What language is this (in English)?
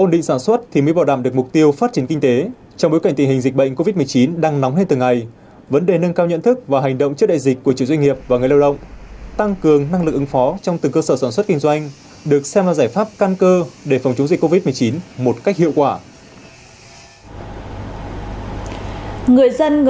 Vietnamese